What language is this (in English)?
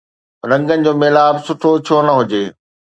Sindhi